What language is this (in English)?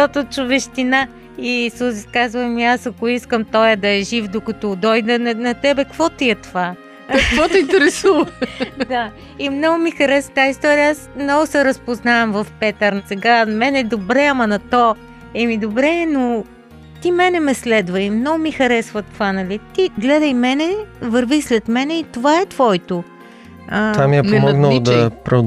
Bulgarian